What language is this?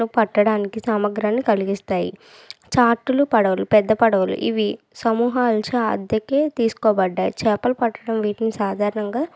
Telugu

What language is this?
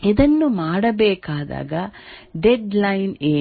Kannada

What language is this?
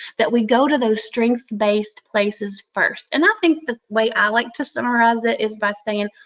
English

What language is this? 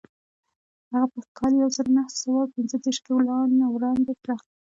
Pashto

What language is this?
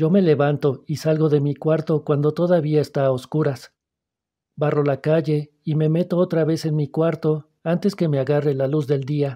Spanish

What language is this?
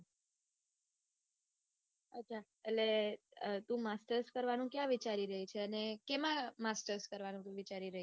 Gujarati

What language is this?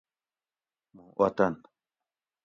Gawri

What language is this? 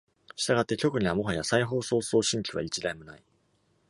Japanese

